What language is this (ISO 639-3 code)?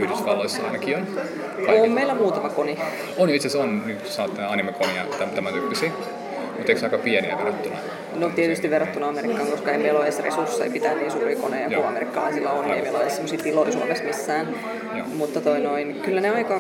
fin